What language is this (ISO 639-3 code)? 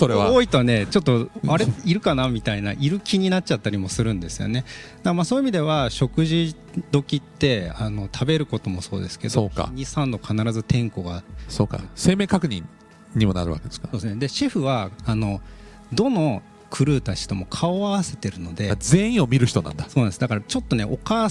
jpn